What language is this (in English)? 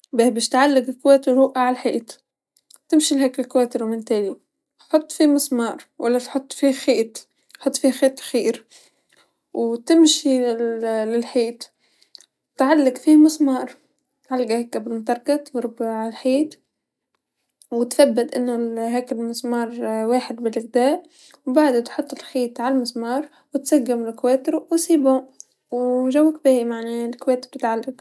Tunisian Arabic